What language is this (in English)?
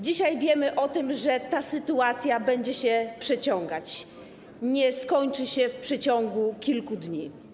Polish